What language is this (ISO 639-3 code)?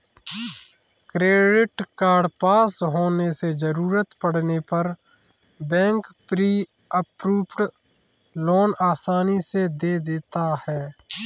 hin